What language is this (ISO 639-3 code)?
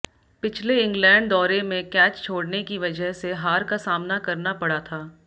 hin